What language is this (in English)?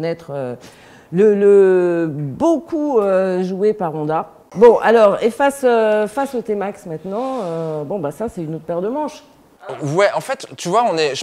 French